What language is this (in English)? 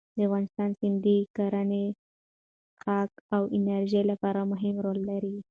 Pashto